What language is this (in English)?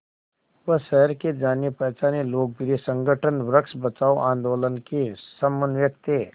Hindi